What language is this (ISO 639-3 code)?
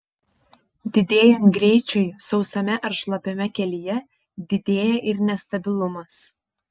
lit